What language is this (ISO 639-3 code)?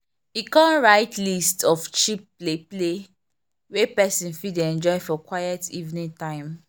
pcm